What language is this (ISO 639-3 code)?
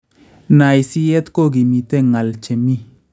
kln